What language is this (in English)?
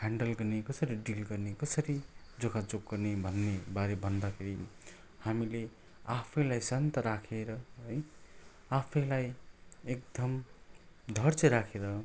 Nepali